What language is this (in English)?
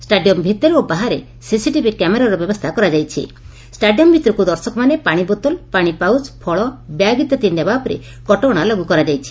Odia